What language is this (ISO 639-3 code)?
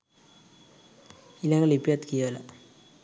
sin